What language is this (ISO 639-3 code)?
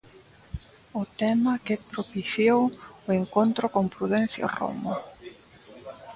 glg